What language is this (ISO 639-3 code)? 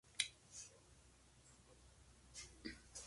spa